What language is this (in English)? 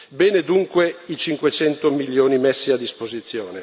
Italian